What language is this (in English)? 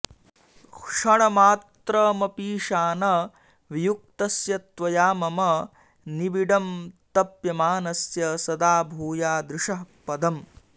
Sanskrit